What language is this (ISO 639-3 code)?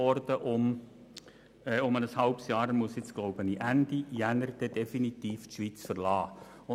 gsw